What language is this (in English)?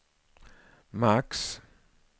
Swedish